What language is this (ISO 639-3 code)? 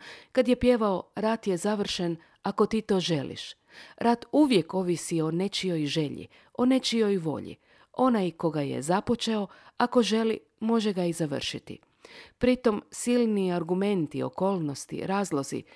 hrv